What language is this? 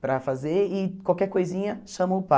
Portuguese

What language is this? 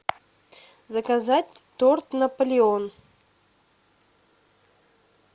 Russian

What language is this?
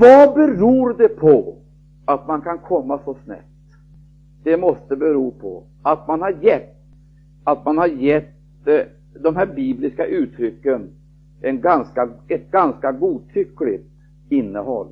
Swedish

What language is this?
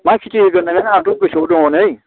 Bodo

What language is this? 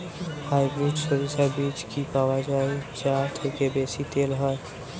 Bangla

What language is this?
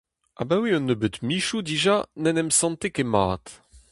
Breton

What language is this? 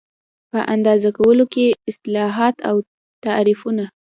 Pashto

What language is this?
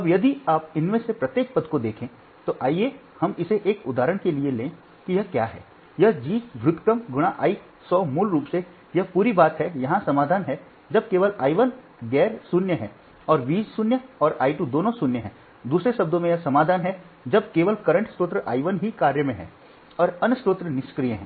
Hindi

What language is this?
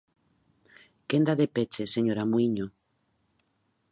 Galician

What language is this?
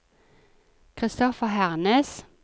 Norwegian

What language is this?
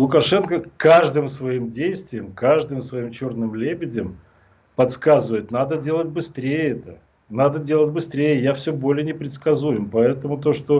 Russian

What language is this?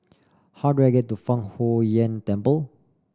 English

